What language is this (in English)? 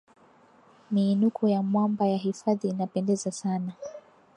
Swahili